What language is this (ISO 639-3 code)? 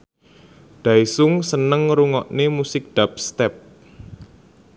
jav